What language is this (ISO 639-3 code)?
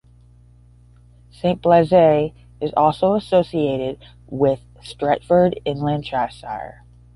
eng